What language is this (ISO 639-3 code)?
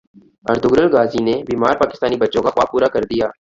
urd